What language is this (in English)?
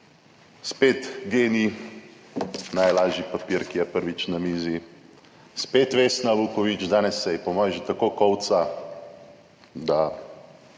Slovenian